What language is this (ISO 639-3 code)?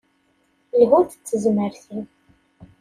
kab